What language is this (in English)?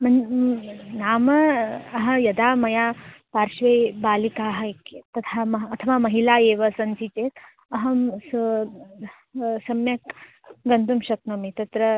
Sanskrit